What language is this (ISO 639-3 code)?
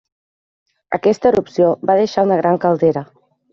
cat